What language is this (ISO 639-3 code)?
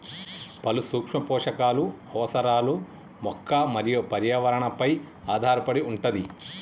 tel